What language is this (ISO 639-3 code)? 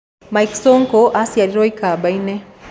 kik